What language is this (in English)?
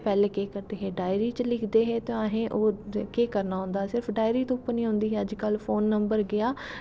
Dogri